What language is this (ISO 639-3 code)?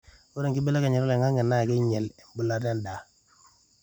mas